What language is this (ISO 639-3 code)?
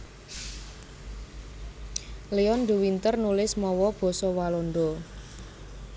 jav